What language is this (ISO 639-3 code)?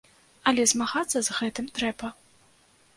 bel